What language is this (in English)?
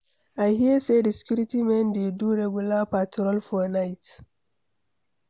Nigerian Pidgin